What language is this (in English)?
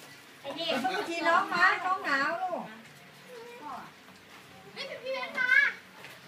Thai